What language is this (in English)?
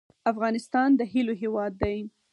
Pashto